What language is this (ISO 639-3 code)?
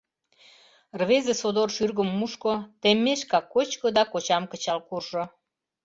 chm